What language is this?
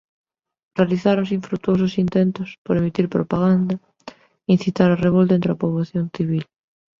Galician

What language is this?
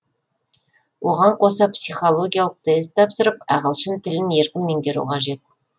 Kazakh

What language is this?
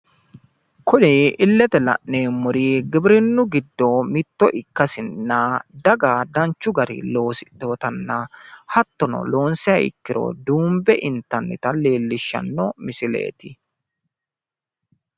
Sidamo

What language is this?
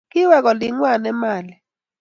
Kalenjin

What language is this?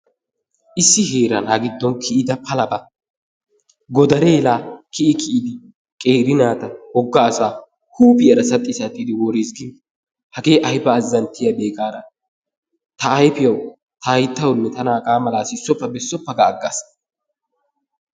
Wolaytta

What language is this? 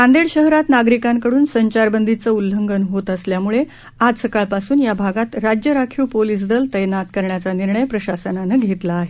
Marathi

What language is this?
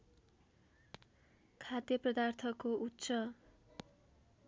Nepali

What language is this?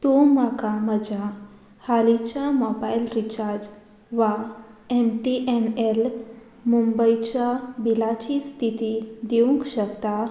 Konkani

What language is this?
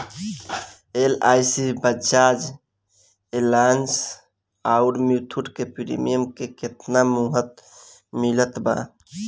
Bhojpuri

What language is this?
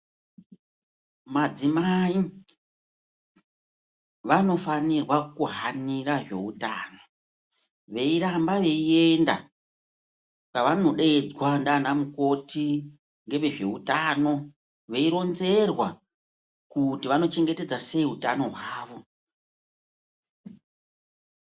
Ndau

